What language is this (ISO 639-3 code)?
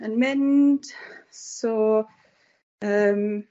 cym